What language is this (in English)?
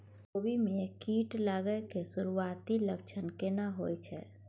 Maithili